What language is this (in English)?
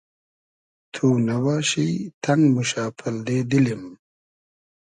Hazaragi